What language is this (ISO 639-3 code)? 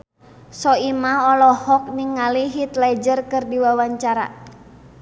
sun